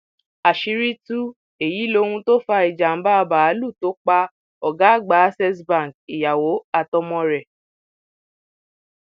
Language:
Yoruba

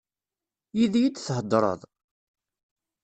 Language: Kabyle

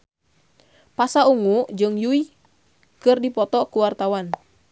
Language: Sundanese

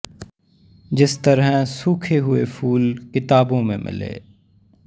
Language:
Punjabi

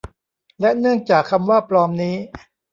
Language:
Thai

